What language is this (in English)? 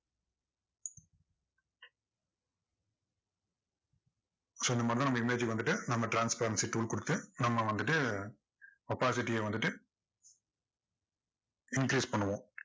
Tamil